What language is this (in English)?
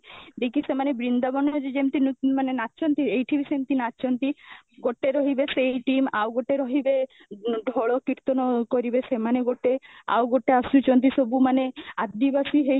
Odia